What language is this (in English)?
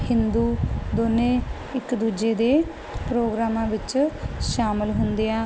Punjabi